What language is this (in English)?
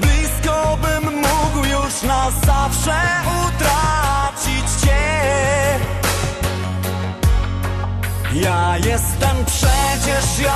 Russian